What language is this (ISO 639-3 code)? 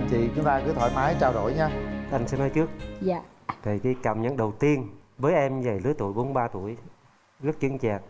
vie